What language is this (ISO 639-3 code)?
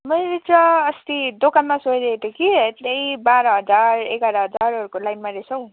nep